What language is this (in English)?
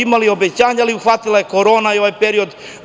Serbian